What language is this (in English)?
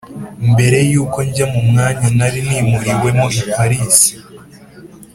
Kinyarwanda